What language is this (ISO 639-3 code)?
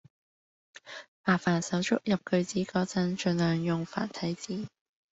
yue